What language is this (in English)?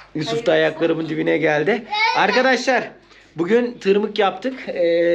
Turkish